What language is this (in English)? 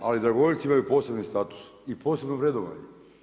Croatian